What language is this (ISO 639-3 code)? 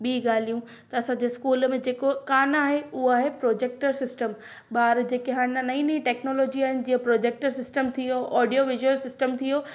snd